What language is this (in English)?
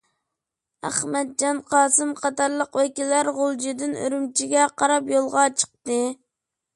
Uyghur